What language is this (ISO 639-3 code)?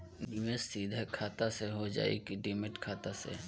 bho